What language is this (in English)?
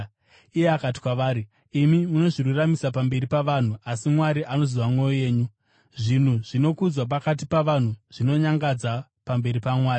Shona